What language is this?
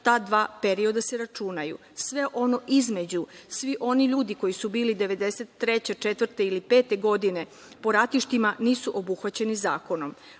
Serbian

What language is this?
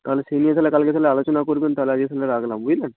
Bangla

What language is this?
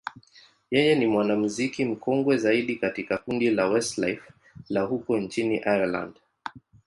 Swahili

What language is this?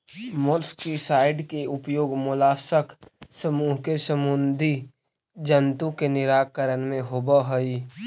Magahi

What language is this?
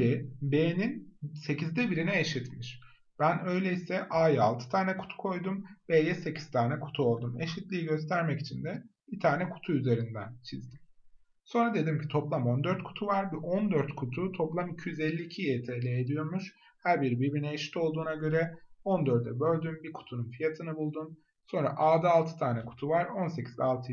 Turkish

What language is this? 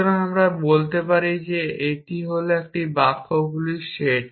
Bangla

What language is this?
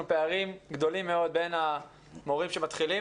Hebrew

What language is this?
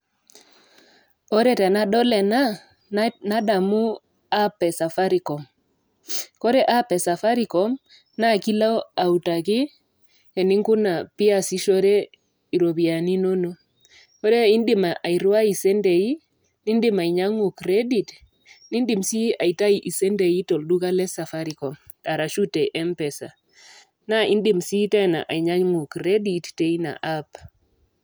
Masai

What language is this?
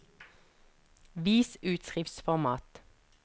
Norwegian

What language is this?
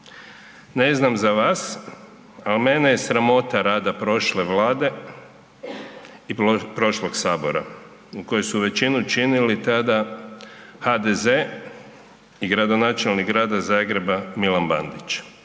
Croatian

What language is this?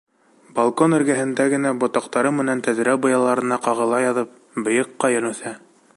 Bashkir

